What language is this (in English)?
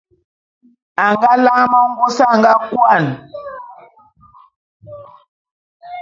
Bulu